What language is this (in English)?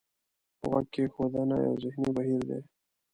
Pashto